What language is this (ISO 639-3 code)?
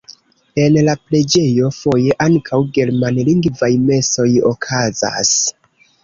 epo